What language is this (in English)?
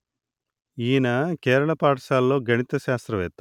Telugu